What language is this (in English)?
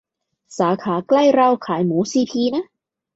Thai